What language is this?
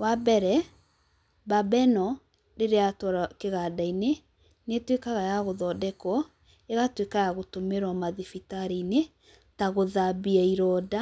Kikuyu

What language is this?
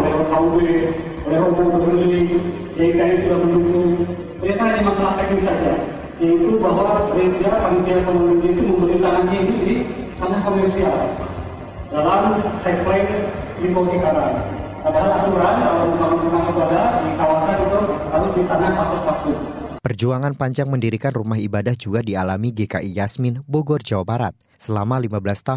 Indonesian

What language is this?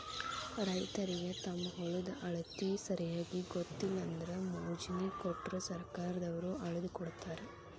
Kannada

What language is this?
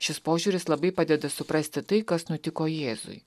Lithuanian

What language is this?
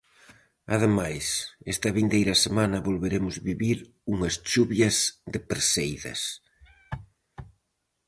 Galician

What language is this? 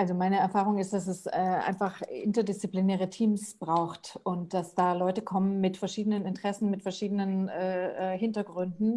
German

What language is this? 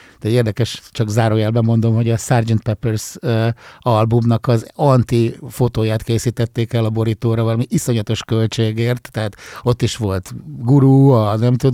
Hungarian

